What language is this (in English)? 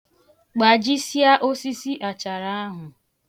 Igbo